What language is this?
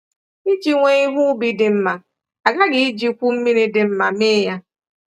Igbo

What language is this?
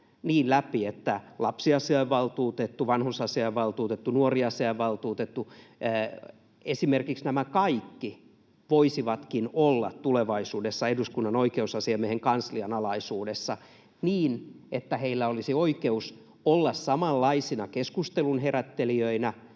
Finnish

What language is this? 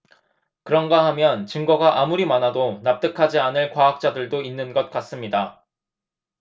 Korean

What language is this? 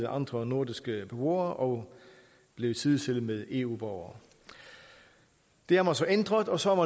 Danish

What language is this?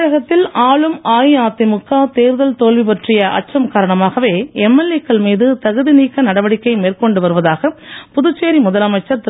Tamil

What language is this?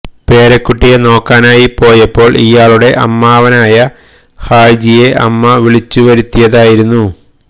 Malayalam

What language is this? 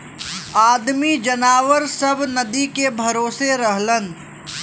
Bhojpuri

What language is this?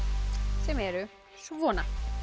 Icelandic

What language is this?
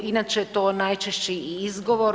Croatian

